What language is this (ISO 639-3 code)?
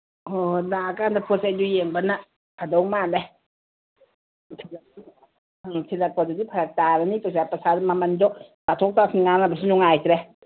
mni